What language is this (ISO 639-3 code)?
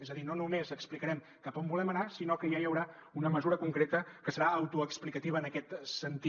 cat